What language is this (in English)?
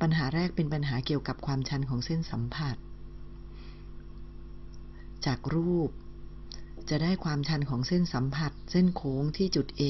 Thai